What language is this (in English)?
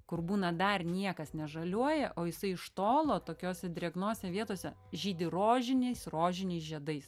Lithuanian